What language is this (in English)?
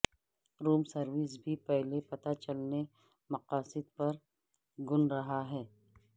Urdu